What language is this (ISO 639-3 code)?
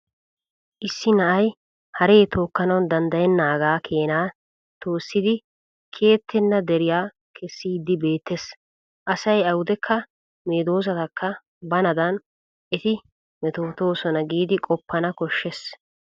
wal